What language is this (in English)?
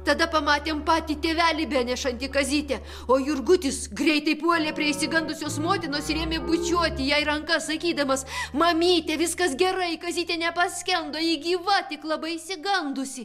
Lithuanian